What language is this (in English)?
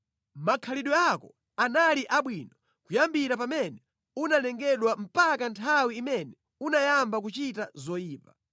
Nyanja